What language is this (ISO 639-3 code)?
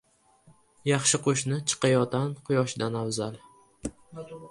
uzb